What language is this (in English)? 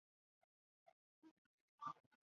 Chinese